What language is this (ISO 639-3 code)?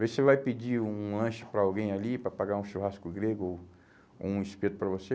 por